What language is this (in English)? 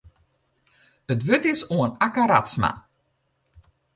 Western Frisian